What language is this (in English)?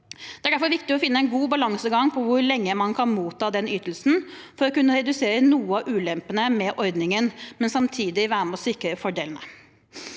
Norwegian